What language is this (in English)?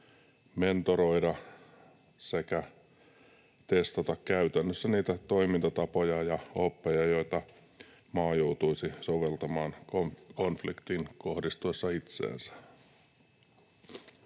Finnish